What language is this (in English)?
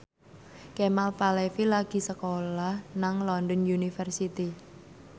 Javanese